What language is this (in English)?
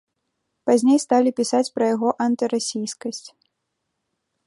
Belarusian